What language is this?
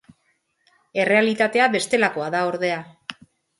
Basque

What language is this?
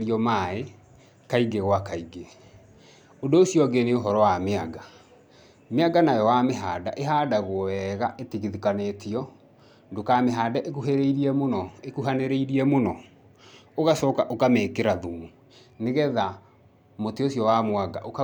Kikuyu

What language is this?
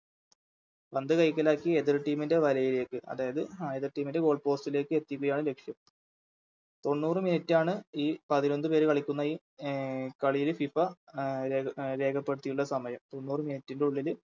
Malayalam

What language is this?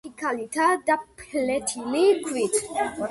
Georgian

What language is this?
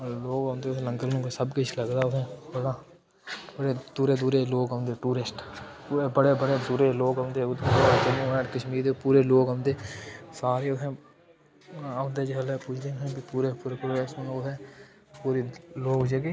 Dogri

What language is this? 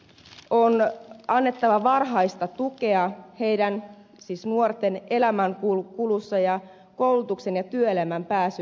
Finnish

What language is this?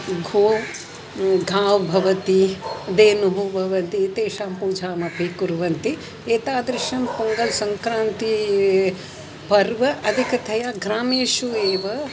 Sanskrit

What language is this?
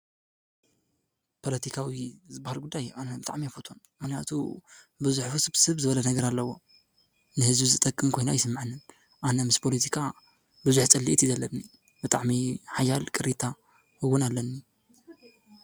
Tigrinya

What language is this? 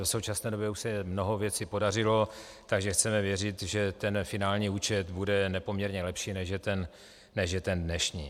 Czech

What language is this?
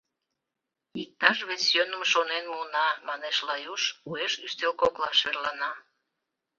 Mari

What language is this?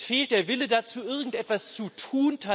German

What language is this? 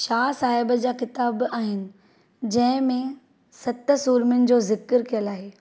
Sindhi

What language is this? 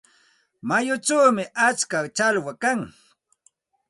Santa Ana de Tusi Pasco Quechua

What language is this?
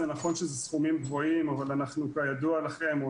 Hebrew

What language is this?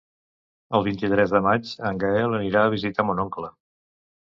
Catalan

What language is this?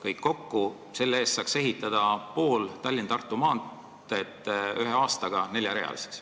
Estonian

